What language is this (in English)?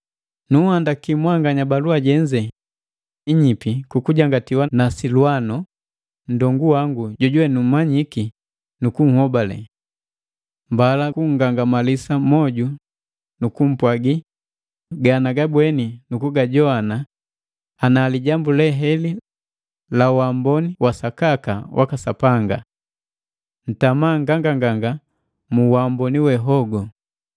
Matengo